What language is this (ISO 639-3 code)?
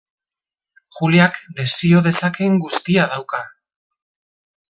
eus